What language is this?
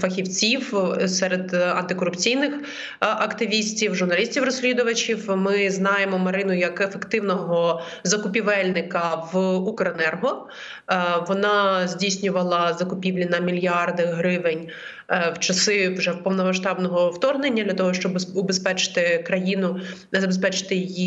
Ukrainian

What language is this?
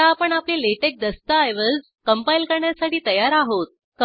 Marathi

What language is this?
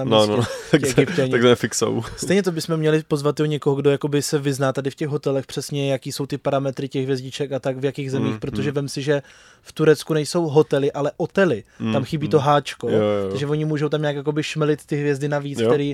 Czech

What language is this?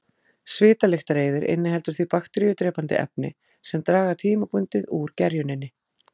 Icelandic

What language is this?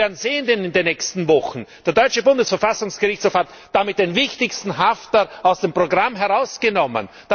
German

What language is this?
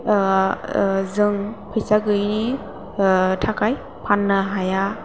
Bodo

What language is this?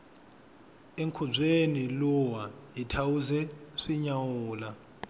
Tsonga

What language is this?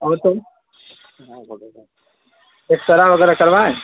Urdu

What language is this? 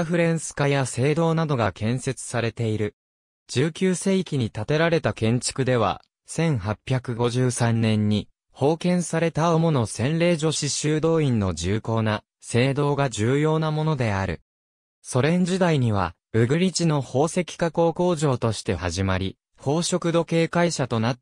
Japanese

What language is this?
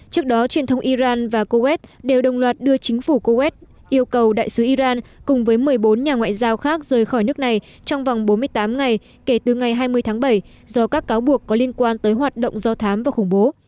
Vietnamese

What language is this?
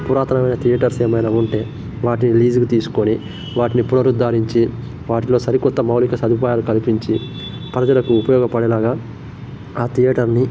Telugu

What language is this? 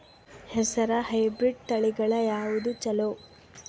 Kannada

